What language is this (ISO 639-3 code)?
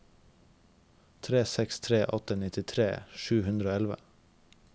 nor